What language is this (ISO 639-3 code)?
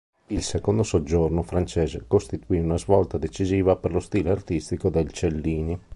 ita